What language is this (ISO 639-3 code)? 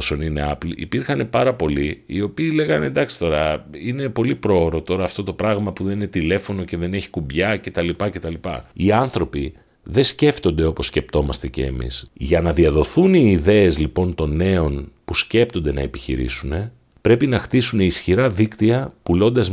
ell